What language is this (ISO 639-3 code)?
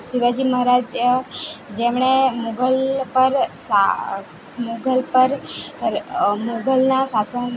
guj